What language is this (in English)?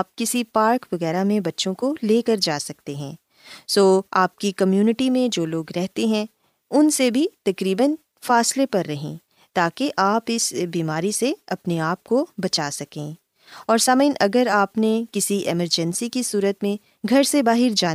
Urdu